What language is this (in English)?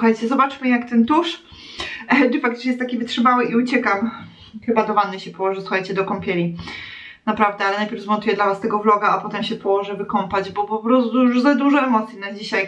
Polish